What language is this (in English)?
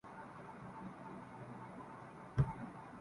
Urdu